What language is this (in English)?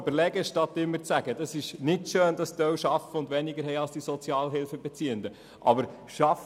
Swiss German